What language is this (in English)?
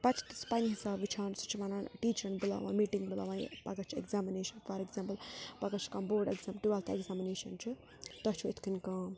Kashmiri